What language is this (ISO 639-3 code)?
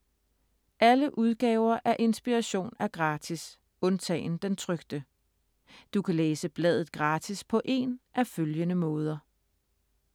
dan